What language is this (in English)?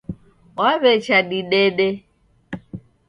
Taita